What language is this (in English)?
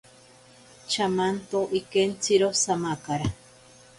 Ashéninka Perené